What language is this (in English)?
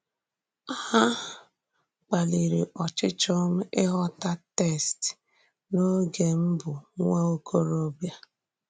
Igbo